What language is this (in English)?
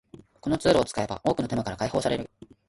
Japanese